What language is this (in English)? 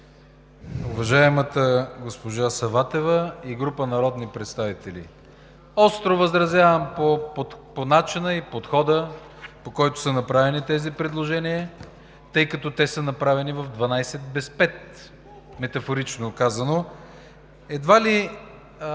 Bulgarian